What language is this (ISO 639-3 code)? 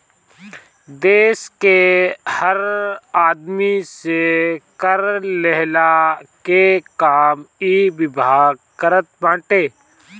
bho